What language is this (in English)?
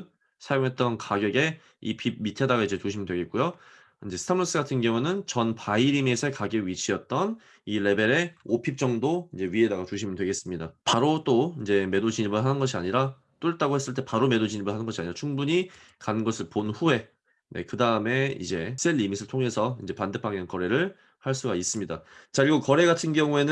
Korean